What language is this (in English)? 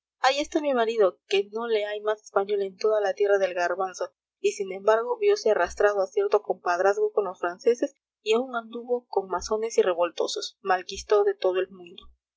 Spanish